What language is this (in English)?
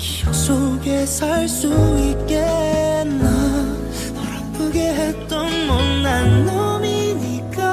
Korean